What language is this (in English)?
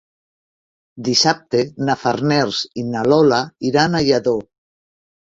Catalan